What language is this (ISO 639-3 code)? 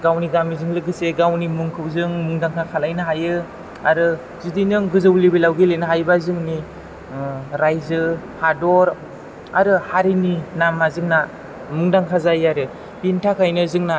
brx